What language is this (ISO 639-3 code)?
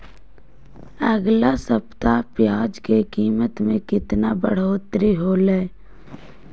mag